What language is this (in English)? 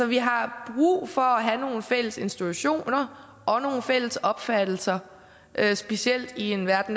Danish